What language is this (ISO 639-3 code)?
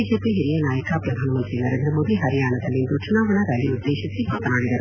kan